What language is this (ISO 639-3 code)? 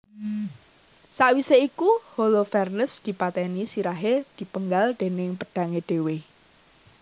jav